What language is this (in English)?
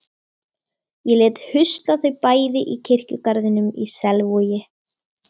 Icelandic